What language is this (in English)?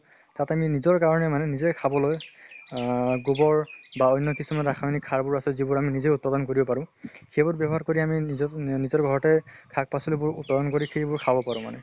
Assamese